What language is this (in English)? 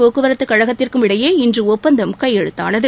Tamil